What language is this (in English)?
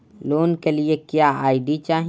Bhojpuri